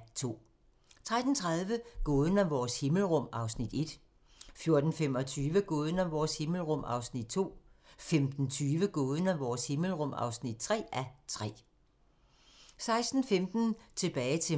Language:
Danish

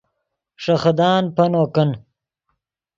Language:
Yidgha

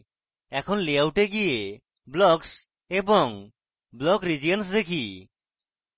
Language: Bangla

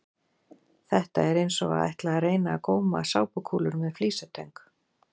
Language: Icelandic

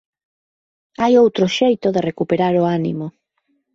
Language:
Galician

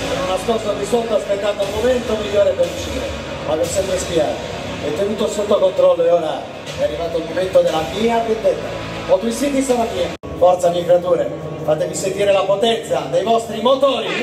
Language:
Italian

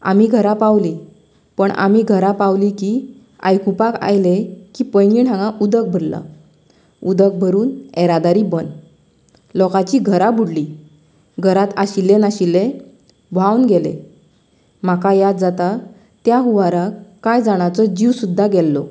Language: Konkani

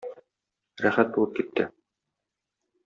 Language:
Tatar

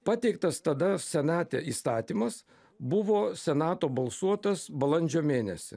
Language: Lithuanian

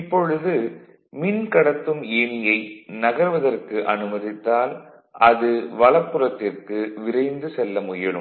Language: Tamil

